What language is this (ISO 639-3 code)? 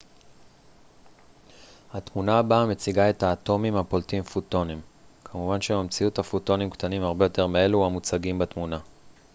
heb